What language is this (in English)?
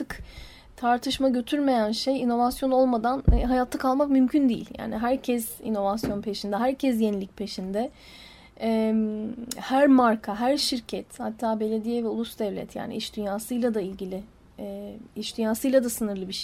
Turkish